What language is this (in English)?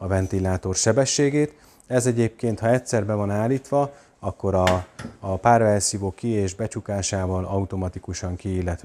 Hungarian